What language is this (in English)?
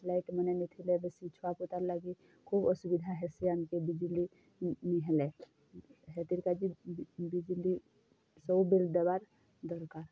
Odia